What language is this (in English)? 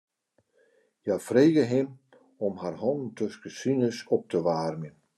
Western Frisian